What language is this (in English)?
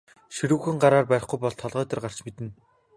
Mongolian